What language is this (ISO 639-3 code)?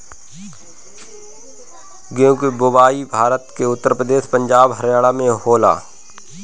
bho